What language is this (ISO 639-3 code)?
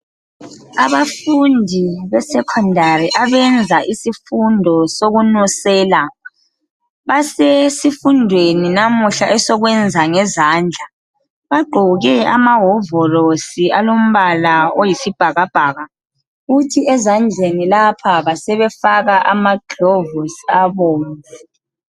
nde